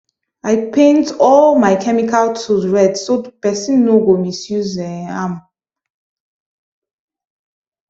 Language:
Nigerian Pidgin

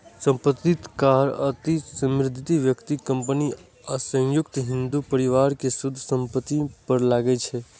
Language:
Maithili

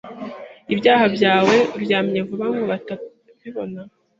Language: Kinyarwanda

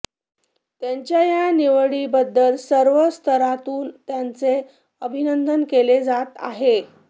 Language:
Marathi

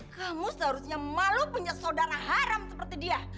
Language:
Indonesian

